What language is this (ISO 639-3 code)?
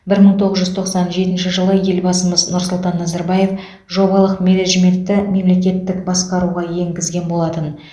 kaz